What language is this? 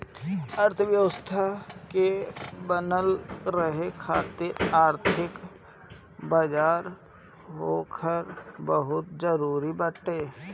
Bhojpuri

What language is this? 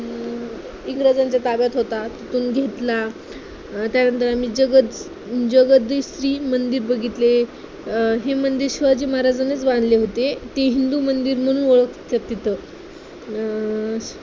Marathi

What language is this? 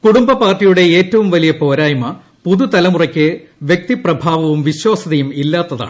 Malayalam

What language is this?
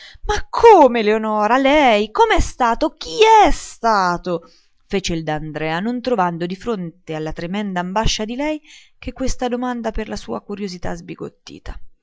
Italian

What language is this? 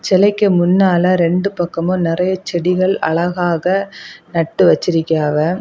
Tamil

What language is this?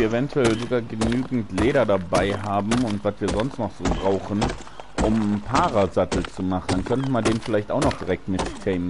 German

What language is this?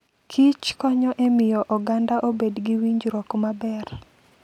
Luo (Kenya and Tanzania)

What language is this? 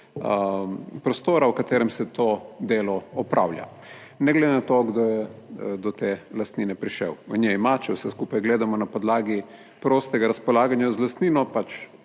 Slovenian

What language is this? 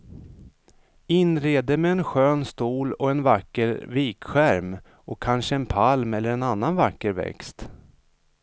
Swedish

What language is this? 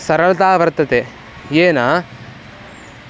Sanskrit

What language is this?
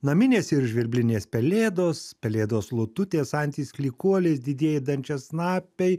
Lithuanian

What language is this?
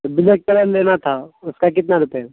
Urdu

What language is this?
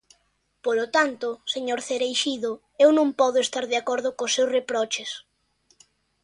Galician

